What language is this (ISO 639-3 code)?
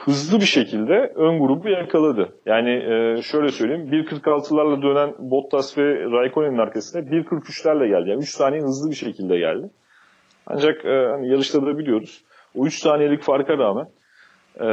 tur